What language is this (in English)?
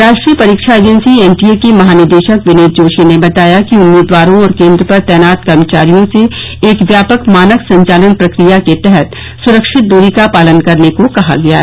Hindi